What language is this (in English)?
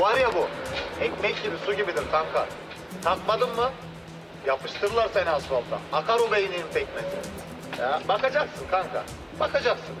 Turkish